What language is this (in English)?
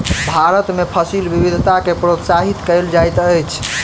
Maithili